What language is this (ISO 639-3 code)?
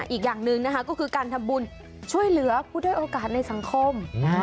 tha